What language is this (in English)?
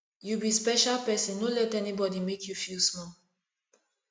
Nigerian Pidgin